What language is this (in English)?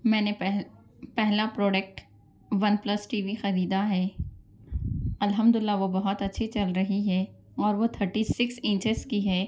Urdu